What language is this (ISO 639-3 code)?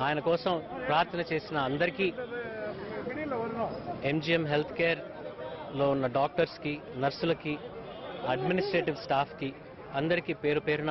tel